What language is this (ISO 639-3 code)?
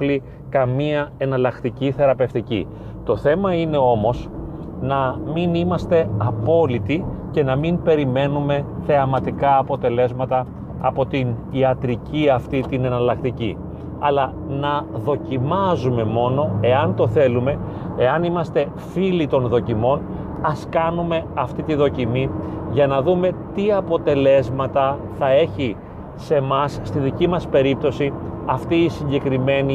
ell